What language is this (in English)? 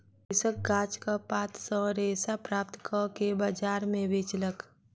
Maithili